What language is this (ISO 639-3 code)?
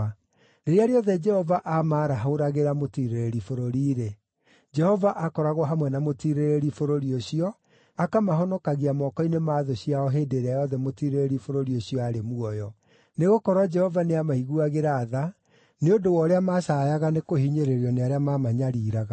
kik